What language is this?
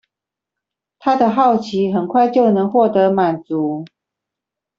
Chinese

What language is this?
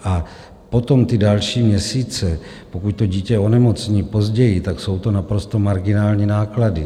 Czech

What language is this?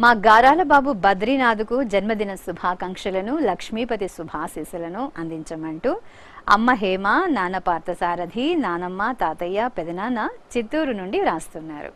Indonesian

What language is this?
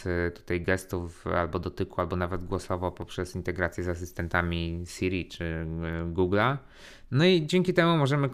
Polish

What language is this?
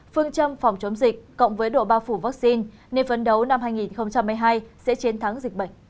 Vietnamese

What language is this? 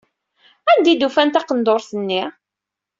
Kabyle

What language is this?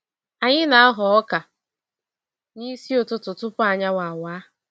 Igbo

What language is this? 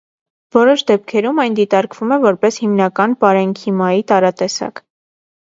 Armenian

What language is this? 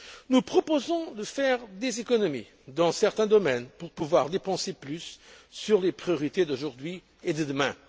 French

